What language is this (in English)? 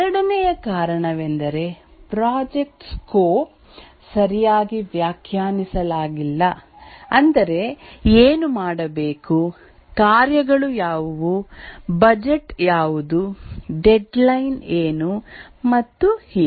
Kannada